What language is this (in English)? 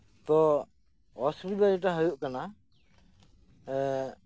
Santali